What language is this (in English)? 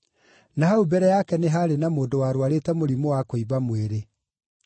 Kikuyu